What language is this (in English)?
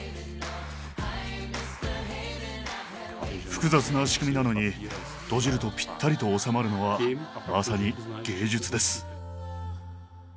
Japanese